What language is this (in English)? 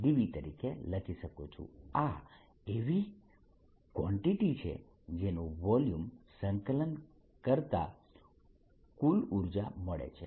Gujarati